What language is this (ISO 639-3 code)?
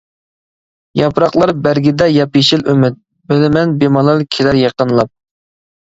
uig